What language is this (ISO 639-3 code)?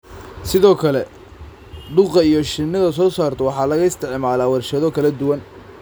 som